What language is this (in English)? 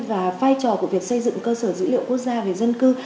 Vietnamese